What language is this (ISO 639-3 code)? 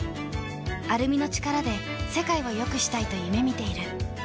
jpn